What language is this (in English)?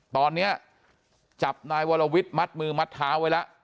Thai